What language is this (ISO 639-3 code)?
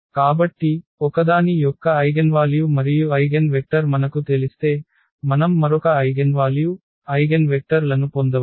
tel